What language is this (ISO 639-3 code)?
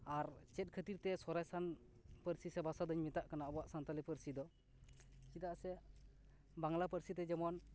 sat